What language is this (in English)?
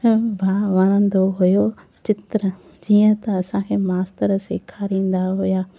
Sindhi